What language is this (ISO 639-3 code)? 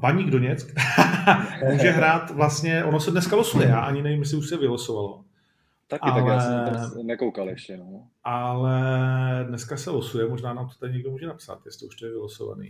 ces